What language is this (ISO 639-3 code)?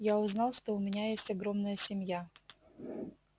rus